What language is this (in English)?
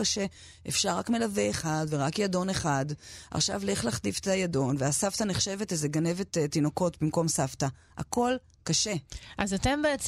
Hebrew